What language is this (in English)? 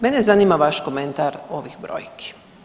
Croatian